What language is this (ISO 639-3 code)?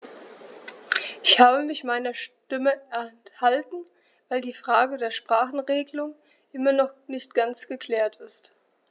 deu